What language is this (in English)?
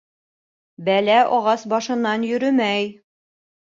Bashkir